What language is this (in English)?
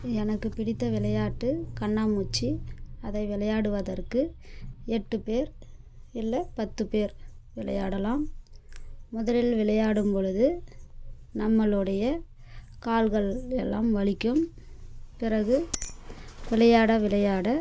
Tamil